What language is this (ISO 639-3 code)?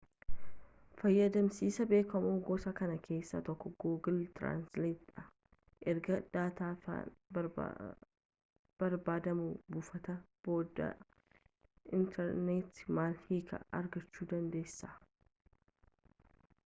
orm